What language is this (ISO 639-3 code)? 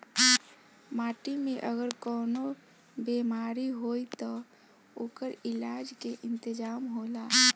bho